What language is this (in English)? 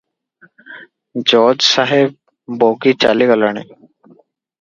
Odia